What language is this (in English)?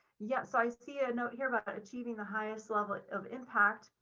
English